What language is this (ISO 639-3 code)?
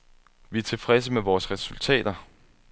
dan